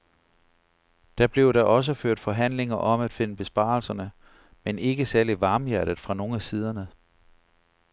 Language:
Danish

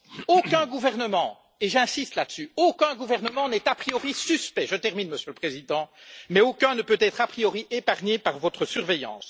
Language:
French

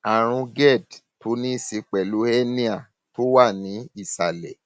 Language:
Yoruba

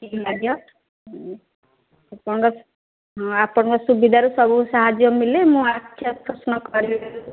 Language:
Odia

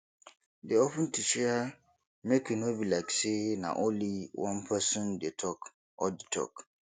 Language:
Nigerian Pidgin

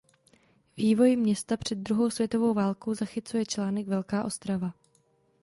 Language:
Czech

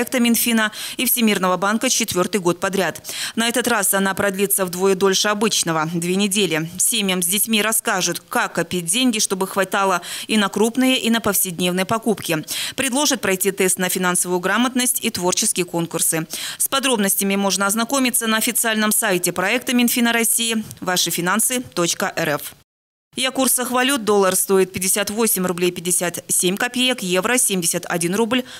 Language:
Russian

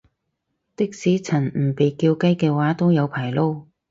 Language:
Cantonese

